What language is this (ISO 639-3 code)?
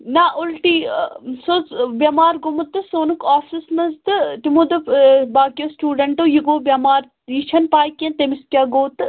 kas